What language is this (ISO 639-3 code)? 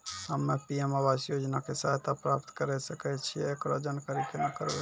mai